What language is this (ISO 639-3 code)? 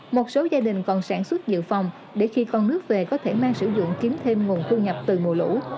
vie